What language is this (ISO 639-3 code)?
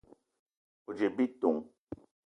eto